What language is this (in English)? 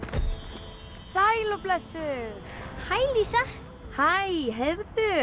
Icelandic